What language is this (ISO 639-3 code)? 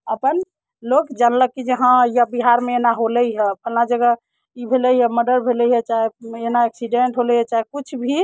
mai